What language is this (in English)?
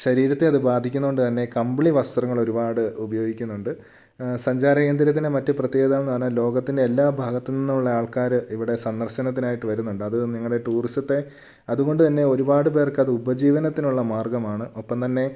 Malayalam